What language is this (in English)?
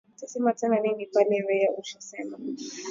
Swahili